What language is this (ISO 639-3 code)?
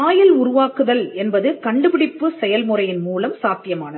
tam